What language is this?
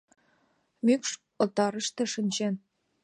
Mari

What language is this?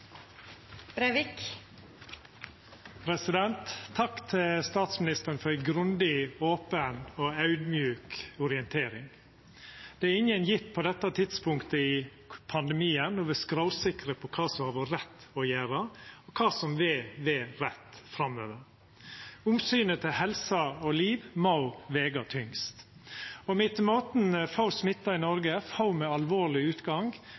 Norwegian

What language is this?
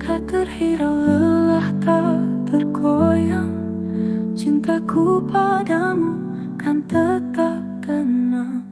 Indonesian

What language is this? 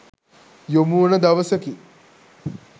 Sinhala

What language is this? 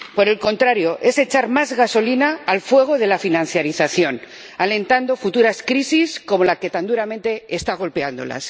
Spanish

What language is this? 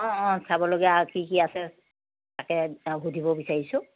Assamese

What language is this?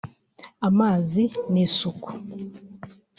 Kinyarwanda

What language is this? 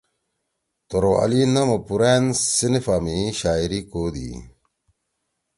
Torwali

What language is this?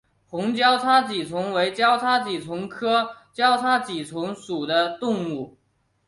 Chinese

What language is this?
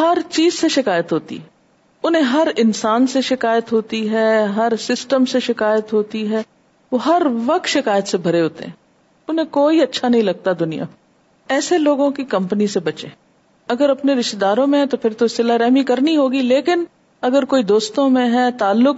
Urdu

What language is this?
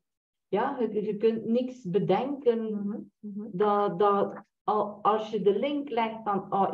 Dutch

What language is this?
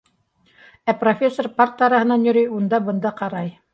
Bashkir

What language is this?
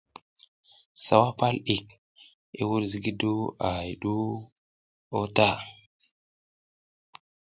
South Giziga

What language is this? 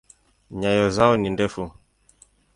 Swahili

